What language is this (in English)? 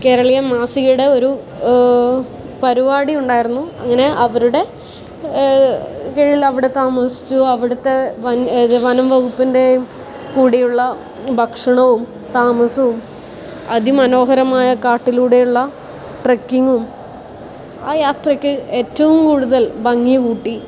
Malayalam